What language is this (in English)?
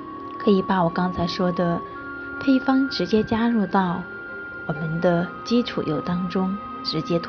Chinese